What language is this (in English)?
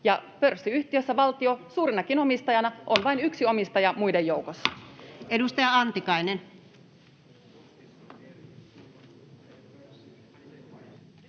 Finnish